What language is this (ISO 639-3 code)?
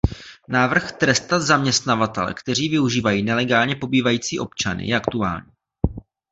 ces